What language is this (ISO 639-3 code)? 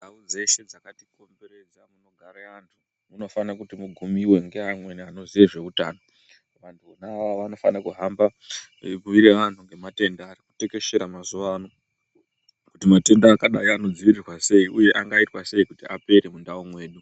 ndc